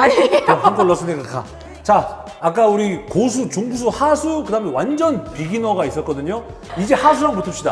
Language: Korean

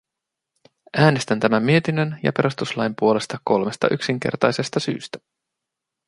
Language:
Finnish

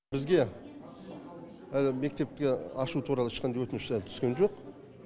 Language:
Kazakh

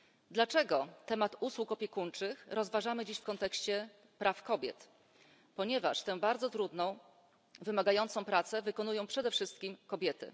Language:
Polish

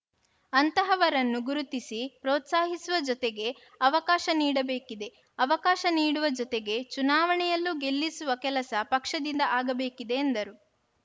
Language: Kannada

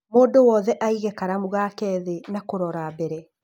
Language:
Kikuyu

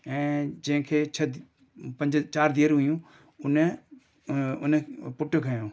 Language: Sindhi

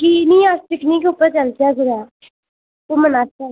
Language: Dogri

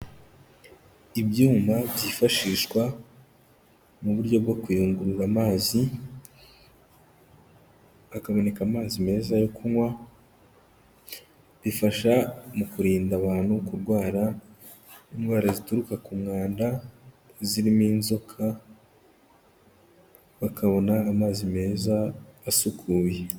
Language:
Kinyarwanda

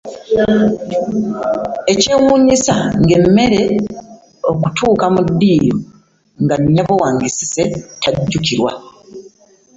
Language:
Ganda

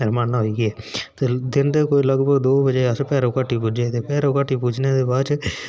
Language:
Dogri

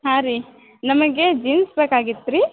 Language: Kannada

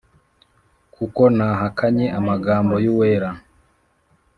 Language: Kinyarwanda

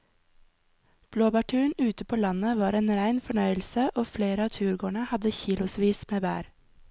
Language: Norwegian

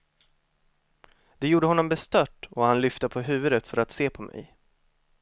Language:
Swedish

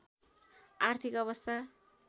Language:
Nepali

